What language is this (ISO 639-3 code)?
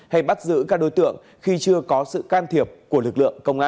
vie